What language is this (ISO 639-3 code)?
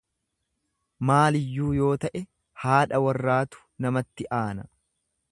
orm